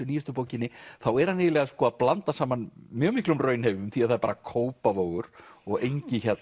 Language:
Icelandic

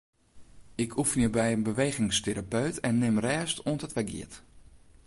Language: Western Frisian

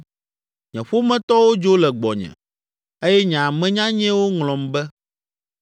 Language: Ewe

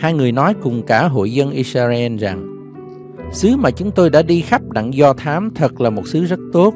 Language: Vietnamese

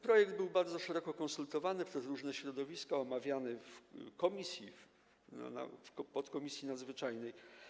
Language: Polish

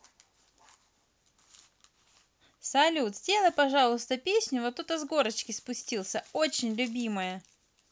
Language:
Russian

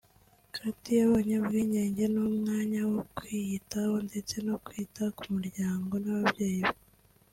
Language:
Kinyarwanda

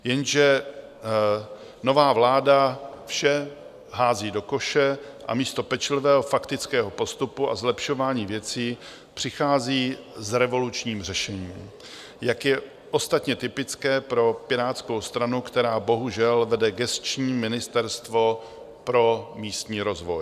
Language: Czech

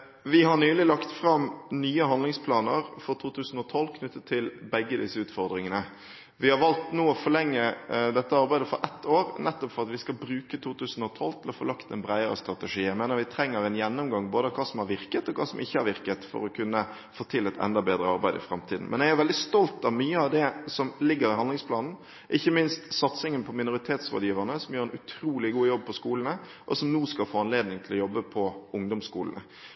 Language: Norwegian Bokmål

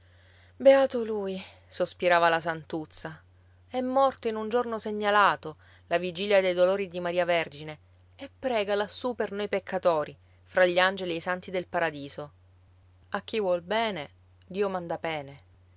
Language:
Italian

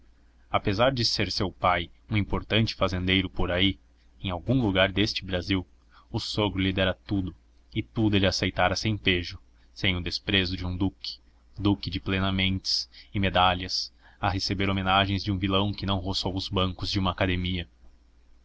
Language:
Portuguese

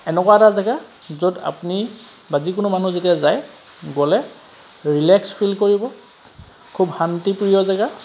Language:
Assamese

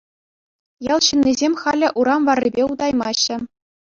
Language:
Chuvash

